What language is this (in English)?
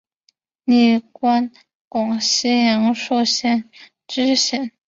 Chinese